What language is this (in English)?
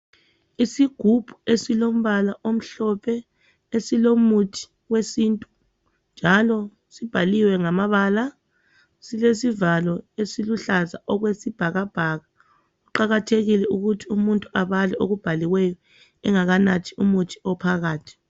North Ndebele